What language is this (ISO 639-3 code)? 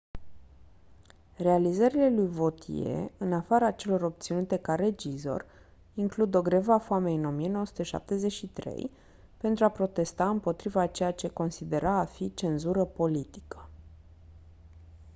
ron